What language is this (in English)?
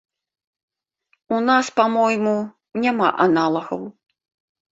Belarusian